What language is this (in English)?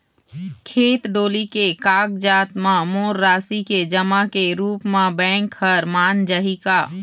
Chhattisgarhi